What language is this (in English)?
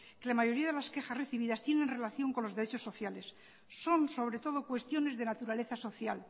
Spanish